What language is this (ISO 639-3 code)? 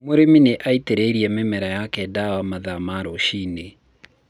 kik